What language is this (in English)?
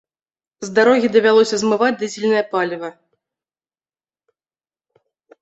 Belarusian